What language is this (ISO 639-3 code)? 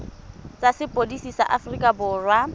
tsn